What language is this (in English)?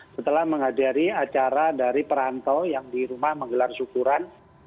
Indonesian